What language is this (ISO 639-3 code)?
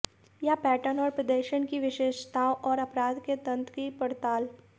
hin